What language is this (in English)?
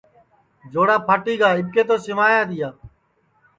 Sansi